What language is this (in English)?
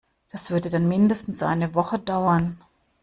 German